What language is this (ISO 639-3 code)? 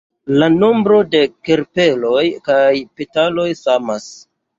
epo